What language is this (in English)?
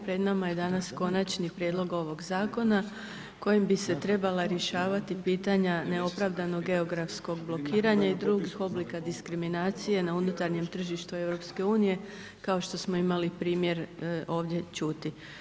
Croatian